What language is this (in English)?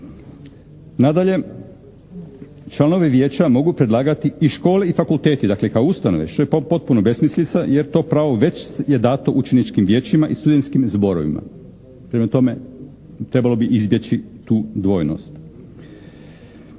Croatian